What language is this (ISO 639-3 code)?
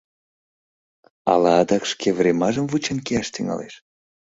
chm